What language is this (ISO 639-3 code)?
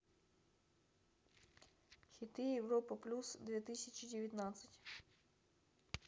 rus